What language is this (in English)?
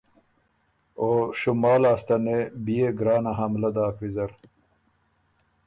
Ormuri